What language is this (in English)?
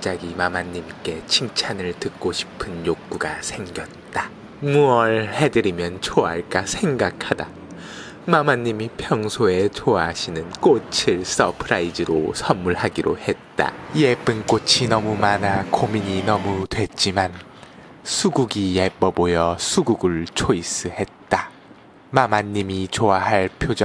Korean